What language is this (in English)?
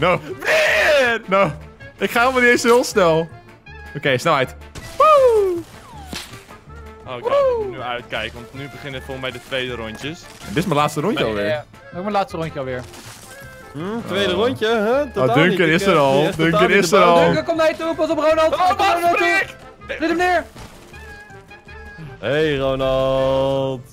Dutch